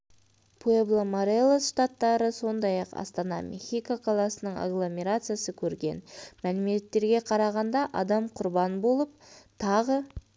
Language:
Kazakh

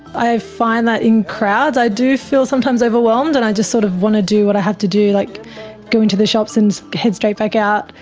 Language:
English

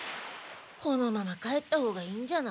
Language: Japanese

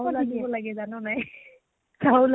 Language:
Assamese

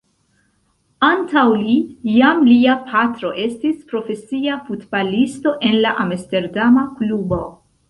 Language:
Esperanto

